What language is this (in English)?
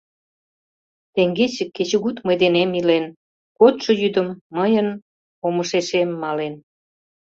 Mari